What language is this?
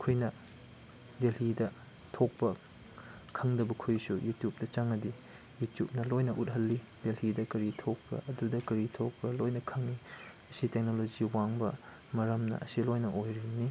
Manipuri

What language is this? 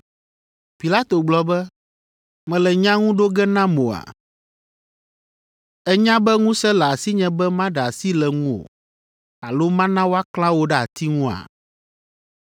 Ewe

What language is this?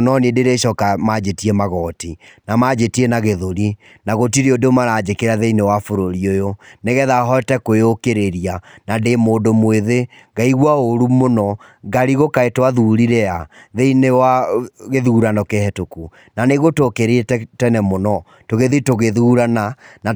Kikuyu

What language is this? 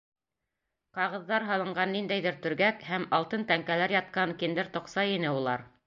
Bashkir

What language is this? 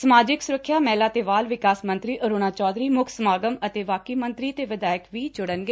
Punjabi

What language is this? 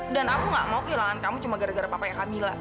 Indonesian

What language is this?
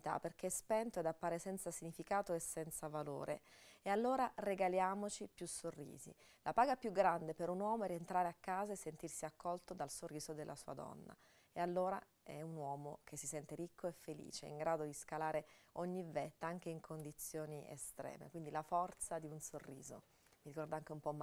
Italian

